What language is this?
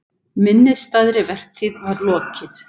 Icelandic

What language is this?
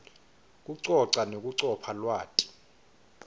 Swati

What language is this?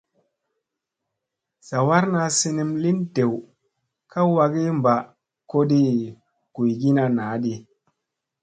Musey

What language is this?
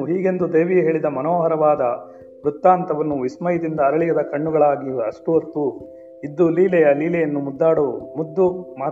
Kannada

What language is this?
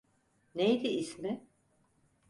Turkish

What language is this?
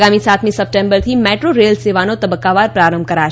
Gujarati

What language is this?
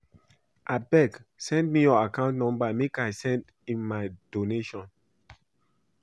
Nigerian Pidgin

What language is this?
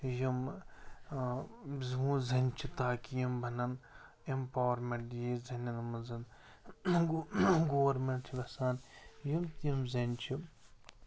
Kashmiri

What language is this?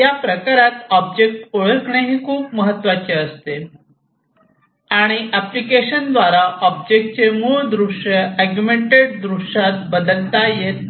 Marathi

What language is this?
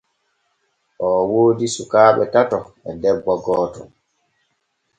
Borgu Fulfulde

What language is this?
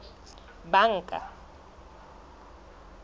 Southern Sotho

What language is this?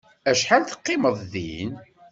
Kabyle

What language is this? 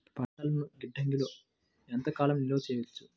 Telugu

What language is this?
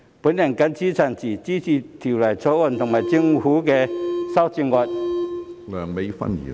Cantonese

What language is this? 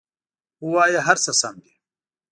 Pashto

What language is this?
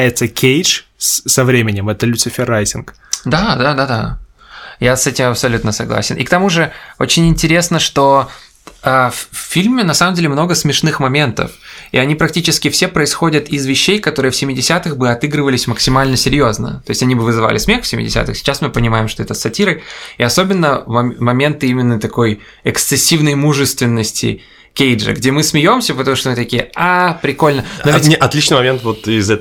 Russian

